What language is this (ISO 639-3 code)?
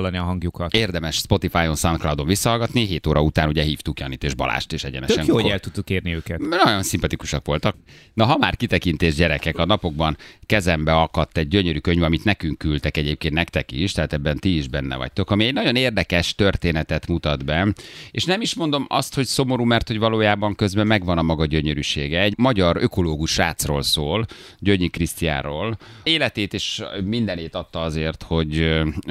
hun